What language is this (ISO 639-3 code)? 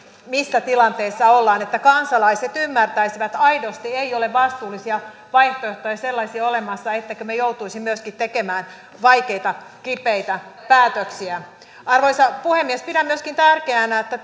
fin